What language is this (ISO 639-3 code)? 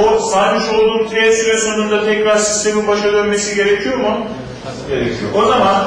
tur